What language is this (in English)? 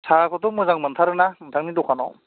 Bodo